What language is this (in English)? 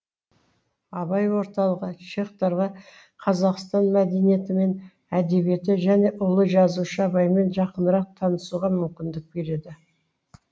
Kazakh